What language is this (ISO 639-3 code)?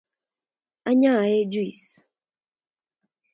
kln